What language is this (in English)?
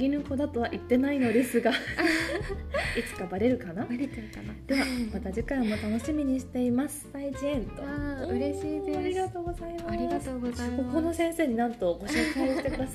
Japanese